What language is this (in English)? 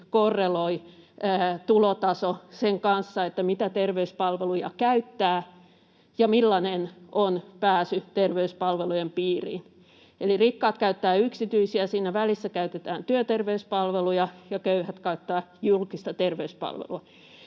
Finnish